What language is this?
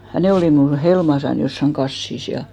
Finnish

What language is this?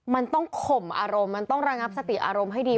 Thai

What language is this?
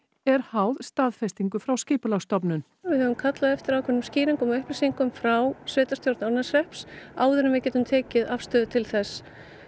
Icelandic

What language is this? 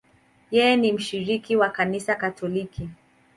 Swahili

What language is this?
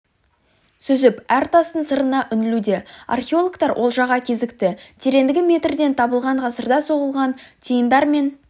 Kazakh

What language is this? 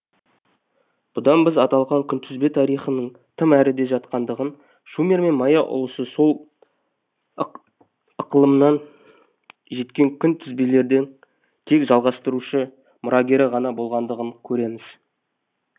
Kazakh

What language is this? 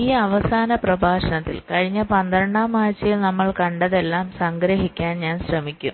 Malayalam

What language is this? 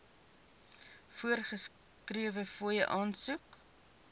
Afrikaans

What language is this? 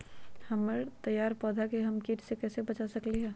Magahi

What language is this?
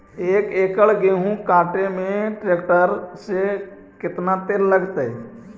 Magahi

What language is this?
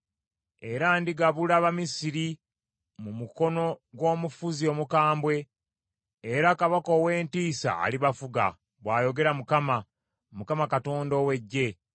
Ganda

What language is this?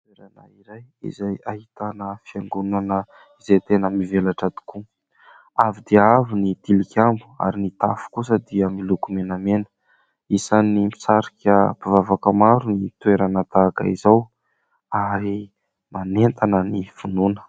Malagasy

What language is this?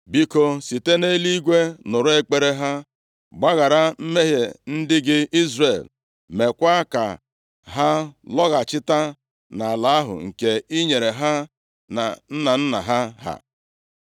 Igbo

